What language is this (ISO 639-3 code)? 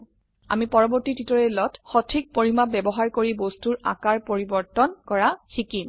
asm